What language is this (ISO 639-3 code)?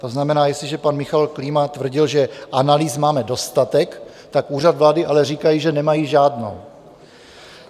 ces